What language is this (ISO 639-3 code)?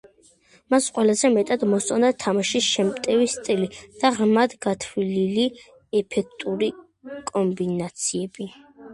kat